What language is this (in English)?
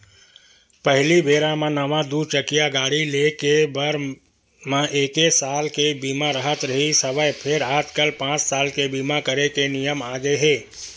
Chhattisgarhi